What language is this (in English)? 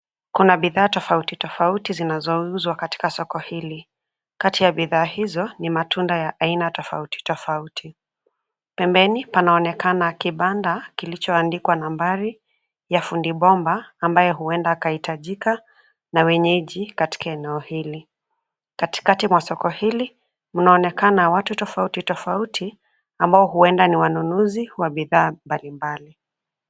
Swahili